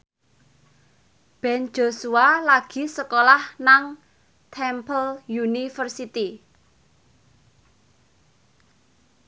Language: Javanese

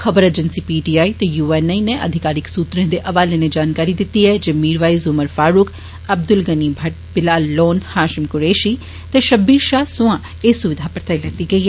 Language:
Dogri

